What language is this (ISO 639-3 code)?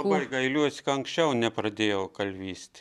lit